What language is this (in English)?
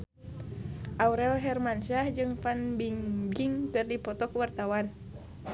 Sundanese